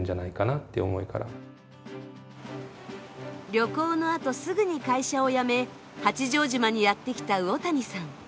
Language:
Japanese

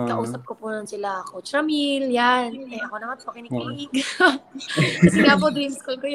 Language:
Filipino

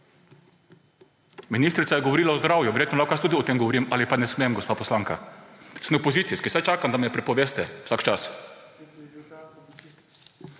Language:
Slovenian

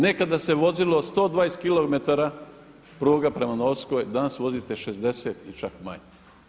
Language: Croatian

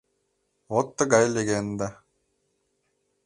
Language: Mari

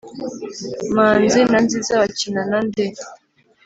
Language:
Kinyarwanda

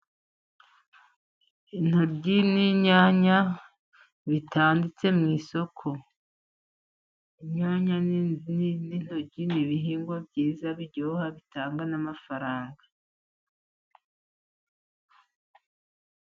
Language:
Kinyarwanda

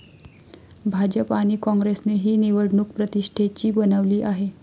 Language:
Marathi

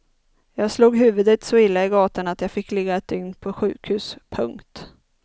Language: Swedish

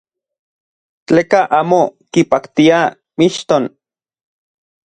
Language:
Central Puebla Nahuatl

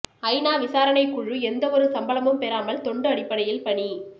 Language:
Tamil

